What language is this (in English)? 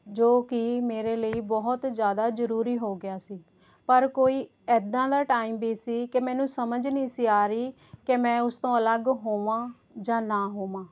Punjabi